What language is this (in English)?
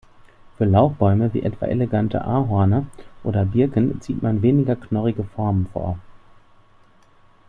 German